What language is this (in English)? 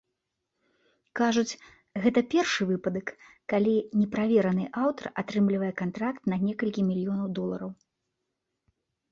Belarusian